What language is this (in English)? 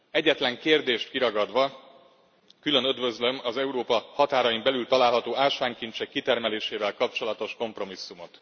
Hungarian